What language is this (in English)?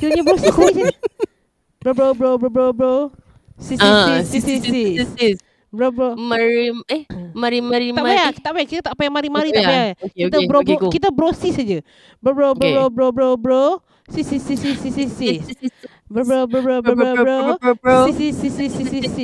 Malay